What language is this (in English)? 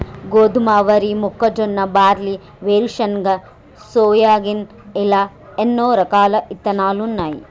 Telugu